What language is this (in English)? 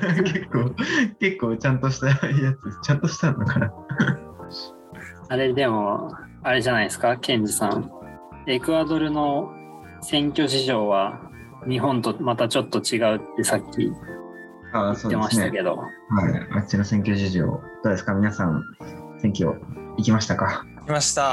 Japanese